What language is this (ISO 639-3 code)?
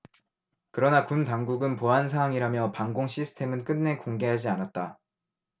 kor